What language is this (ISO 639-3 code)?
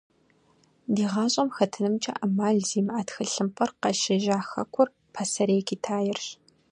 kbd